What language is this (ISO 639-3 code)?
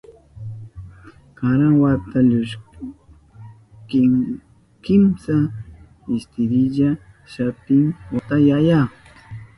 qup